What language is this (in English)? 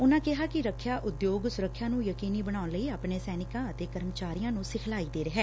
Punjabi